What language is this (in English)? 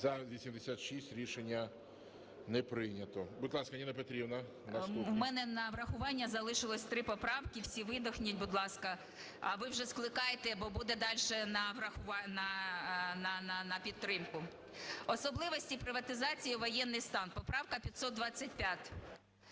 Ukrainian